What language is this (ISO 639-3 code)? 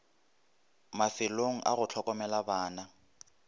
nso